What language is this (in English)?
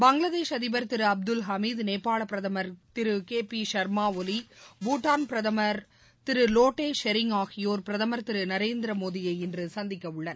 Tamil